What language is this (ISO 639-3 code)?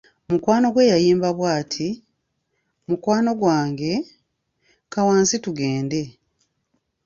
lug